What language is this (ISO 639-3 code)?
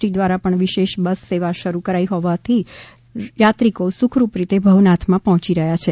guj